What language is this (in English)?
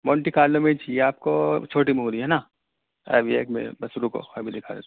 Urdu